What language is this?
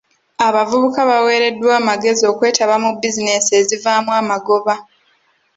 Ganda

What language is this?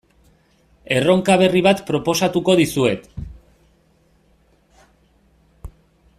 Basque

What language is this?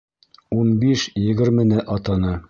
Bashkir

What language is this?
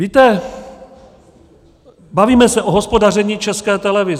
Czech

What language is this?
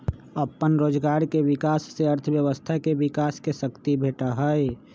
Magahi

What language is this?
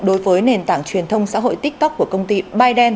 Vietnamese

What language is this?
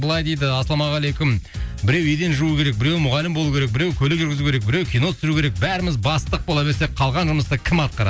Kazakh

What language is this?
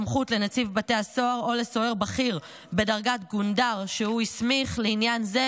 Hebrew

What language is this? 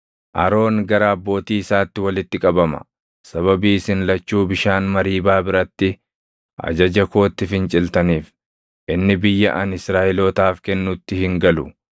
Oromo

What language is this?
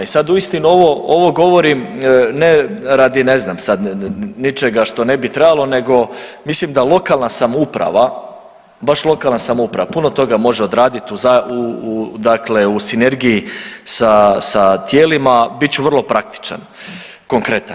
Croatian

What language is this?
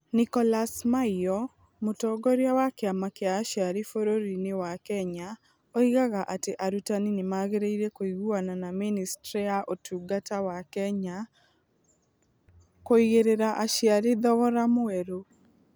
Kikuyu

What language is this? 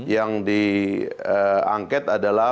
Indonesian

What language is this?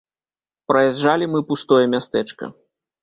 Belarusian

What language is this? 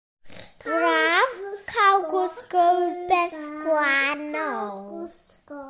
Welsh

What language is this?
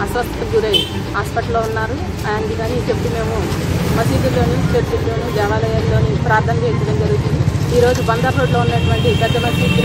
Hindi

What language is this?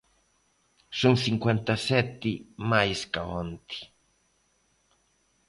Galician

